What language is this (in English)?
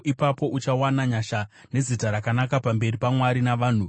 Shona